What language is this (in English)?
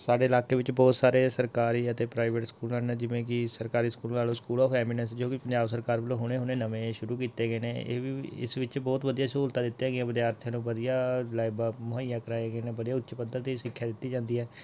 Punjabi